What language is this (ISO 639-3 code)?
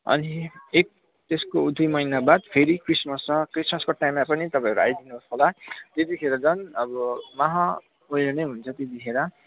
nep